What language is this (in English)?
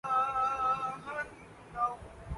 Urdu